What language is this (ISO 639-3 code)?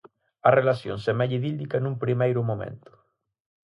glg